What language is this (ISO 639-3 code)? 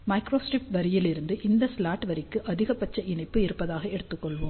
tam